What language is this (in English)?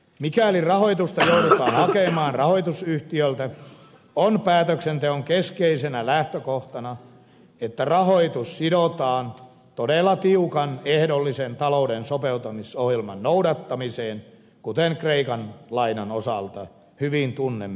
Finnish